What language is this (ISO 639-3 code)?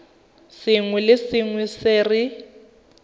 tsn